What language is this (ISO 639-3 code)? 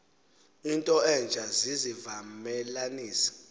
xho